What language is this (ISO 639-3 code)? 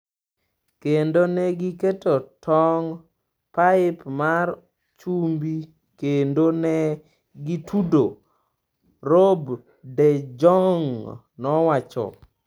luo